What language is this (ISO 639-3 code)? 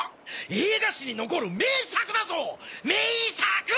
jpn